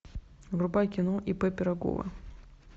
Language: Russian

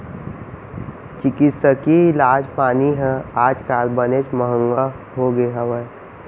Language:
Chhattisgarhi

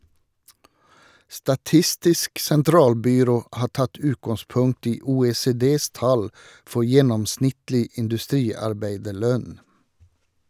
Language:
Norwegian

